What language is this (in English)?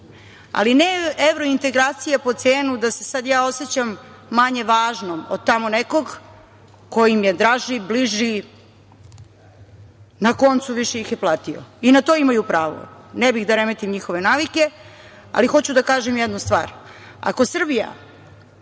Serbian